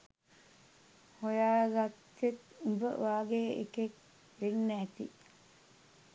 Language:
Sinhala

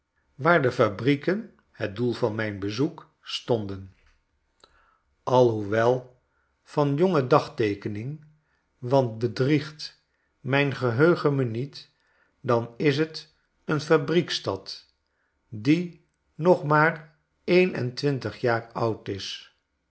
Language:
Dutch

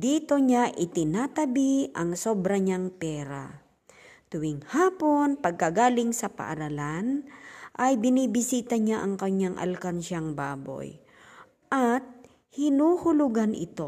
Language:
Filipino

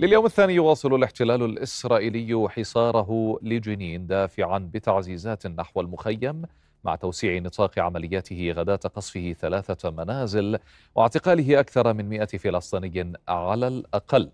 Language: Arabic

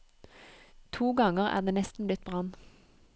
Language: Norwegian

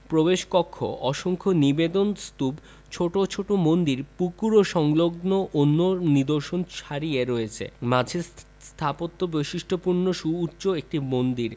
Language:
Bangla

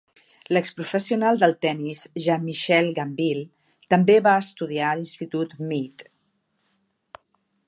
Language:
Catalan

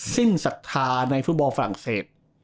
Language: Thai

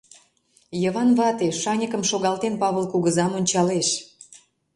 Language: Mari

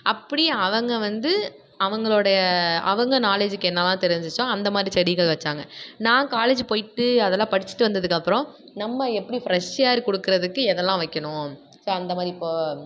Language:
Tamil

